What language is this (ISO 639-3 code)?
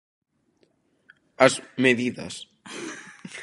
glg